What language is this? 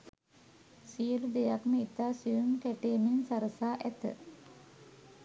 Sinhala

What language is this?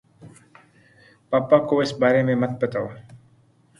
Urdu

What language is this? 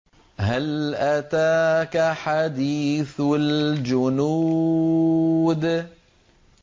Arabic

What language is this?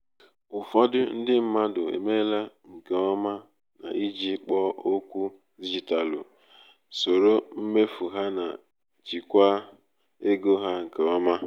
Igbo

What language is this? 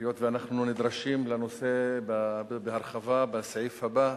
Hebrew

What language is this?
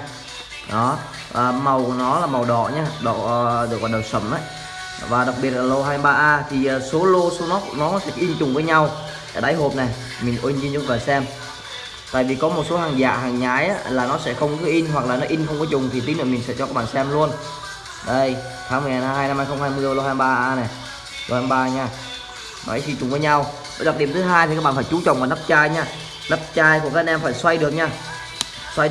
Vietnamese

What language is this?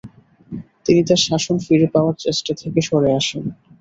Bangla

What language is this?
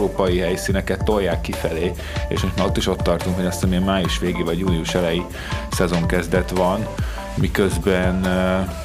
Hungarian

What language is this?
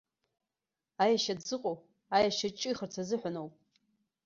Abkhazian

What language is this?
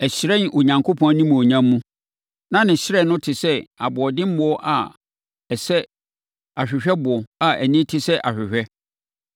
Akan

